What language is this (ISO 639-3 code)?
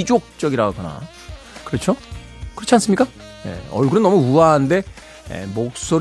kor